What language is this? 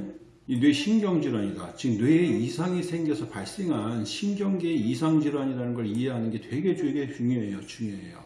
Korean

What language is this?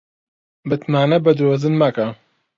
Central Kurdish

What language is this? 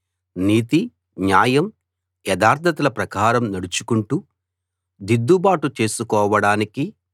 Telugu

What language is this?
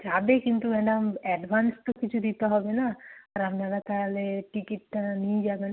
Bangla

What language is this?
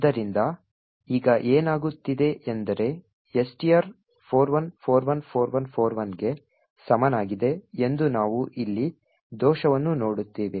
Kannada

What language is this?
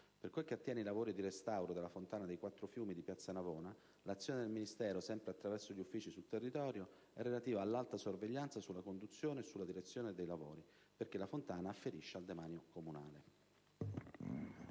Italian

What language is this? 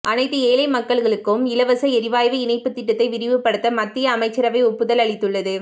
Tamil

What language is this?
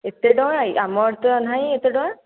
Odia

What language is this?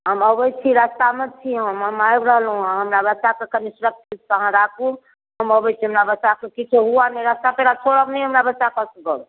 Maithili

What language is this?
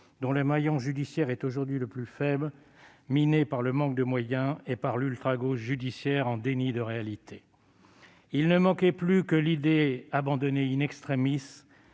French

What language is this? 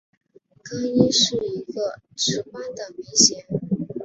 Chinese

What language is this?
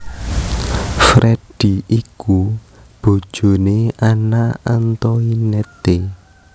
Javanese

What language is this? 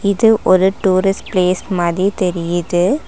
Tamil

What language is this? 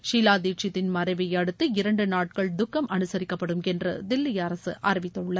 Tamil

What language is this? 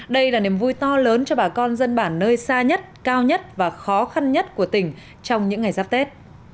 Vietnamese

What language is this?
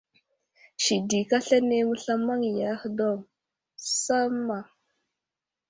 Wuzlam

